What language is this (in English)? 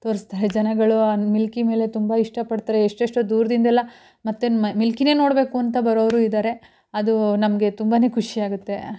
Kannada